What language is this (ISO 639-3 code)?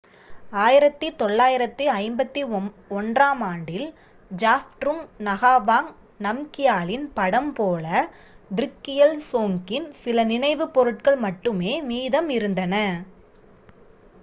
tam